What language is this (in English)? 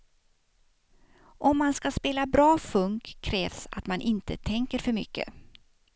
Swedish